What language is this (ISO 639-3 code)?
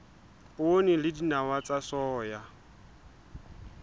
sot